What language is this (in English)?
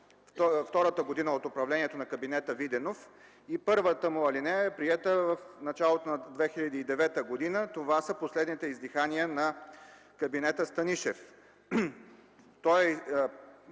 Bulgarian